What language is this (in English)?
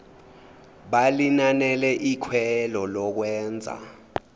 Zulu